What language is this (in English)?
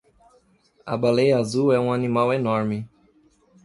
Portuguese